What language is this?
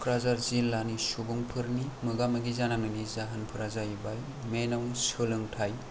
Bodo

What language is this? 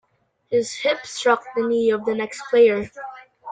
English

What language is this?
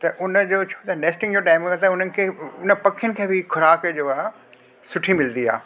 Sindhi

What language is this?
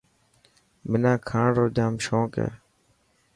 Dhatki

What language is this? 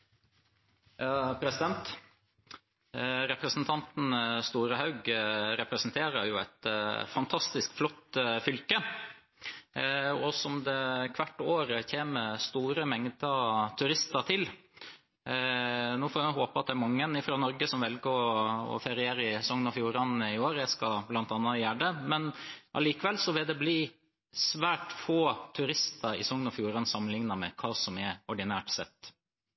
Norwegian Bokmål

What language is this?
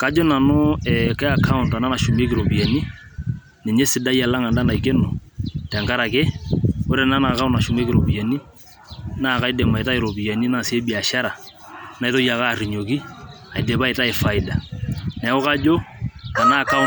Masai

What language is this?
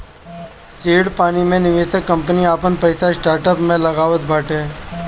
Bhojpuri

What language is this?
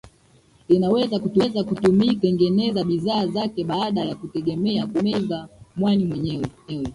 Swahili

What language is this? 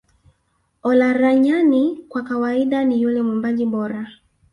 Swahili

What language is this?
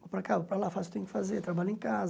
Portuguese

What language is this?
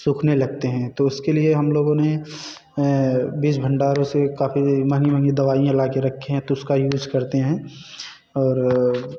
Hindi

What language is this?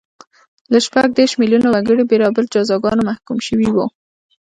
Pashto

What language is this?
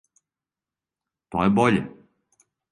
Serbian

